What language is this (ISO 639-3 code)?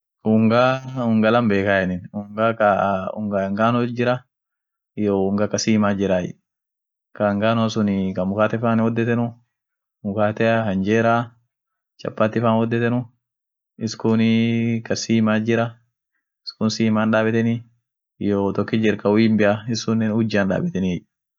orc